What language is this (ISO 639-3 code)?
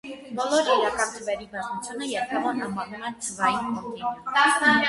hye